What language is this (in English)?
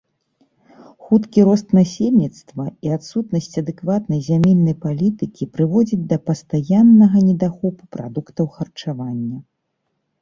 Belarusian